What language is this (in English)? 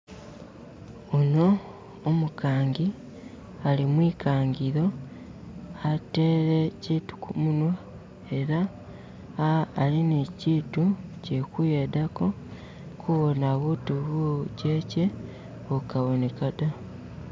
Masaaba